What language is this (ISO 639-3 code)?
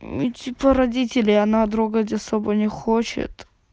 rus